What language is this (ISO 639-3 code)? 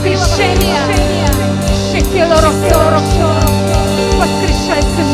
rus